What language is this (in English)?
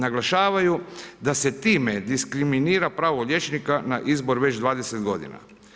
Croatian